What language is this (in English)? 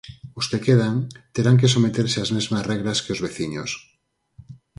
Galician